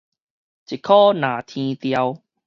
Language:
Min Nan Chinese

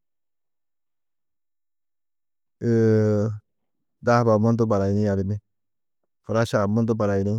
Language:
Tedaga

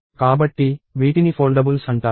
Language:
Telugu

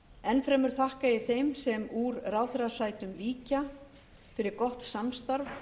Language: Icelandic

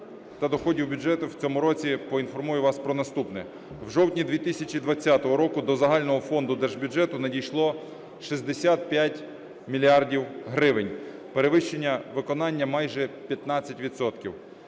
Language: Ukrainian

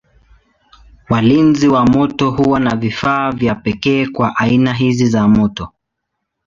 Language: Swahili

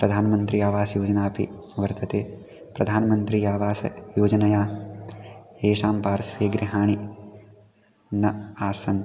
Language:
Sanskrit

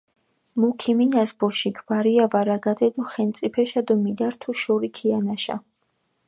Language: Mingrelian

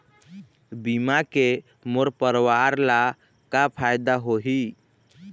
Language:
Chhattisgarhi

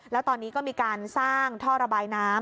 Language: Thai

